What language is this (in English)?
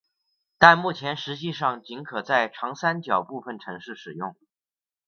Chinese